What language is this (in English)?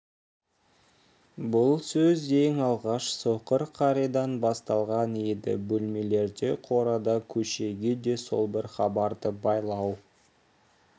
Kazakh